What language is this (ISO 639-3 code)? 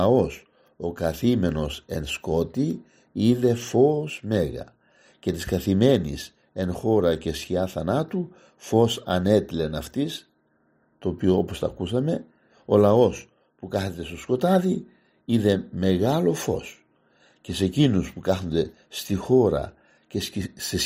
ell